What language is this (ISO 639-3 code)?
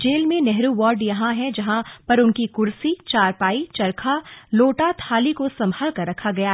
hin